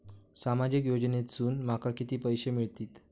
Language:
Marathi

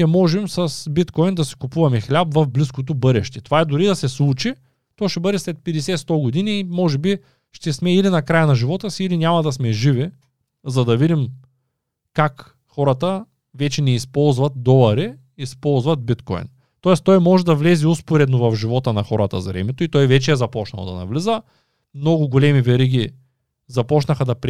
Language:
Bulgarian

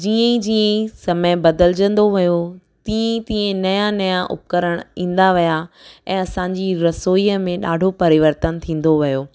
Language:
Sindhi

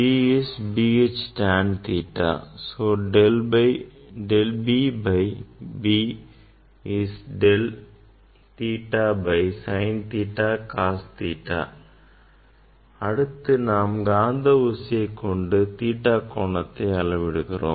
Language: Tamil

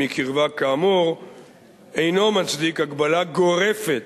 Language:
Hebrew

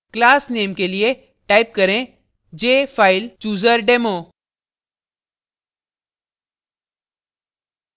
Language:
Hindi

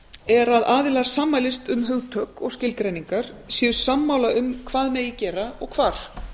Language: Icelandic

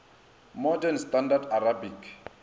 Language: Northern Sotho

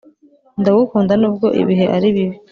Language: Kinyarwanda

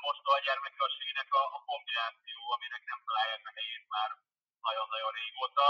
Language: Hungarian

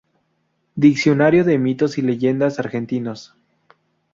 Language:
Spanish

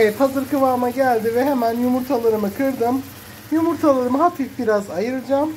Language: Turkish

